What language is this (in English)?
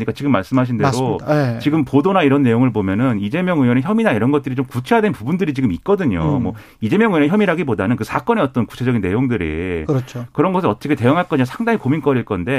Korean